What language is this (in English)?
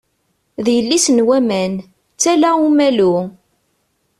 Kabyle